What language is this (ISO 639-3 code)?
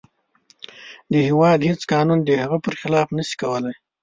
pus